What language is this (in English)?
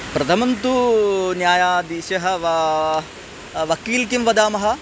Sanskrit